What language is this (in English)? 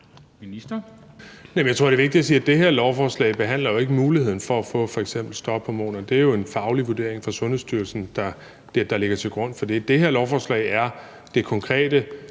Danish